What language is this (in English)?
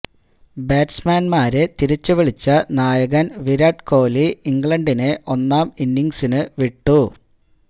Malayalam